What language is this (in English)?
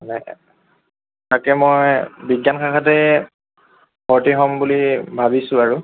Assamese